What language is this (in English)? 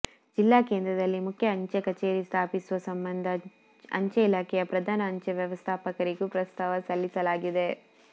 Kannada